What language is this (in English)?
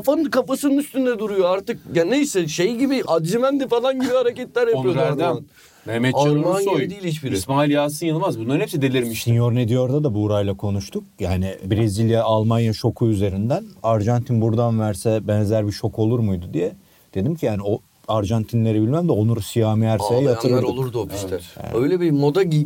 Turkish